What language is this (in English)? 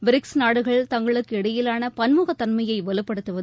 Tamil